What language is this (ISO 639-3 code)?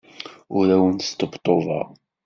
kab